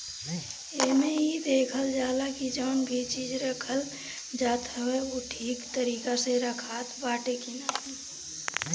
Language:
Bhojpuri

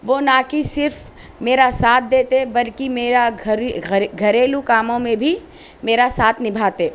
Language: Urdu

